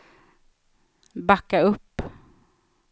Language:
Swedish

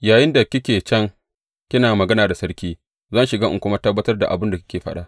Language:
Hausa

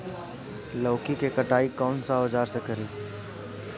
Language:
Bhojpuri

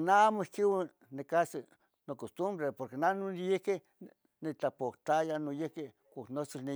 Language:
Tetelcingo Nahuatl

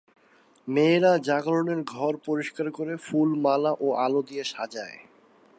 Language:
Bangla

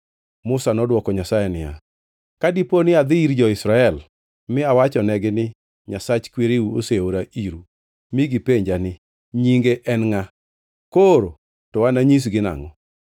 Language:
Luo (Kenya and Tanzania)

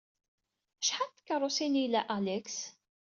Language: Kabyle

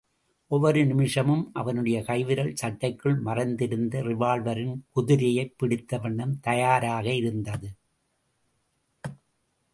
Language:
Tamil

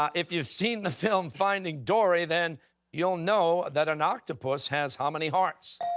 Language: English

